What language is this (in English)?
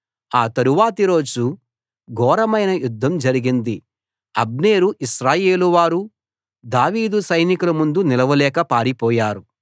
Telugu